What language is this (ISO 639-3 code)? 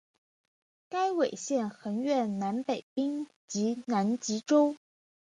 zho